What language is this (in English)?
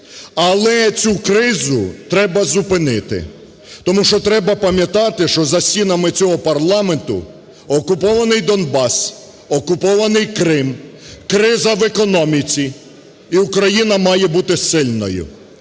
Ukrainian